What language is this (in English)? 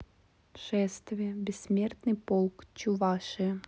Russian